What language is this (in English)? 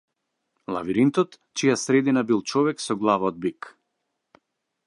Macedonian